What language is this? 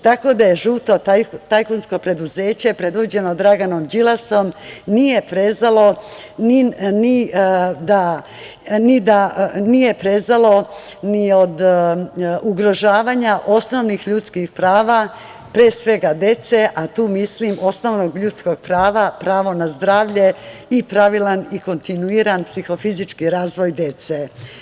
Serbian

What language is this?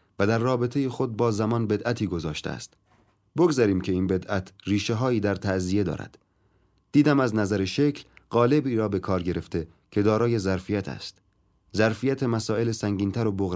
Persian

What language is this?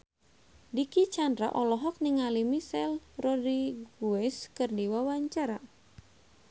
Sundanese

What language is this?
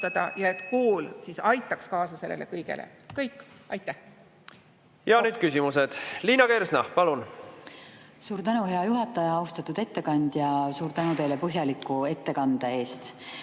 Estonian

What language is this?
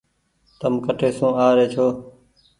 Goaria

